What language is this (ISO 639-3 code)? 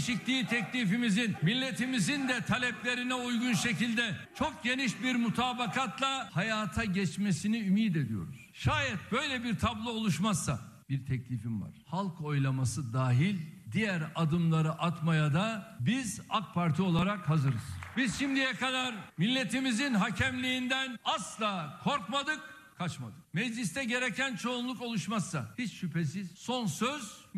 tur